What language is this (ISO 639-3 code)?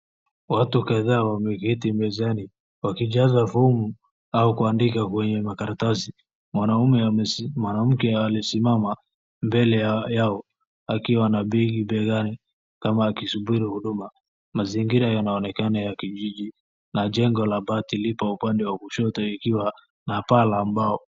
swa